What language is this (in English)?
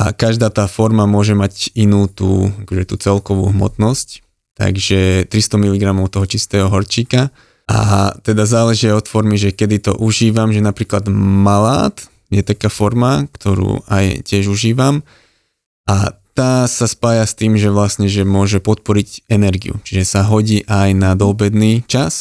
Slovak